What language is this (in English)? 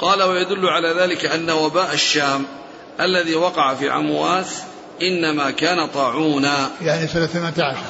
Arabic